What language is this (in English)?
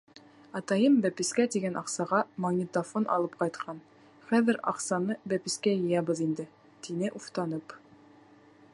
Bashkir